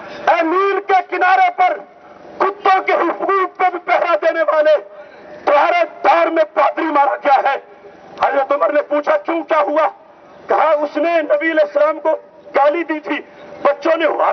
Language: Arabic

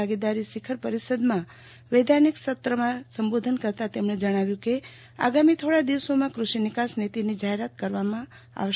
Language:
Gujarati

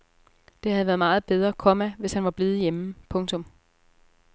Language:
Danish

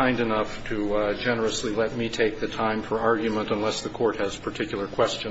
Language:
English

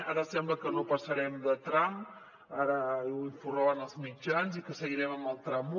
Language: Catalan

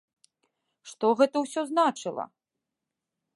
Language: Belarusian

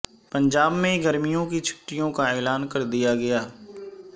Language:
Urdu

